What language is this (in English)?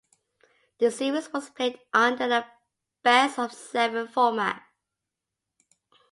English